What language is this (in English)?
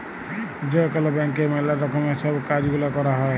Bangla